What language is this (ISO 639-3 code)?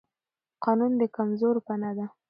pus